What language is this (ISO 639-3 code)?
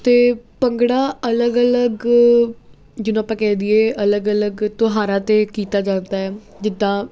pan